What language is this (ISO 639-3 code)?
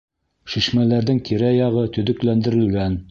bak